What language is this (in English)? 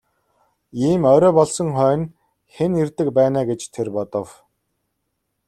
Mongolian